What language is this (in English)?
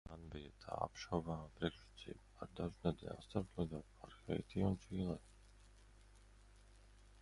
Latvian